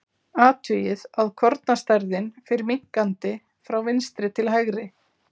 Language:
Icelandic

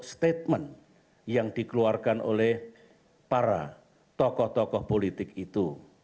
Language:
Indonesian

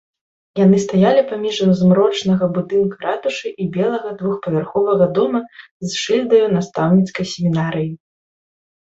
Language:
Belarusian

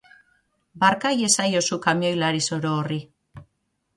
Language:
Basque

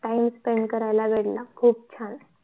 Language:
Marathi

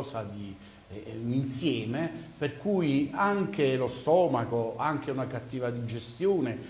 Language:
Italian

